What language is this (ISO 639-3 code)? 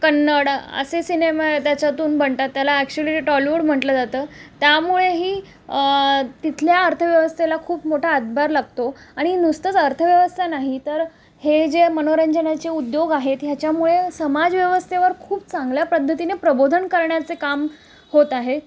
mar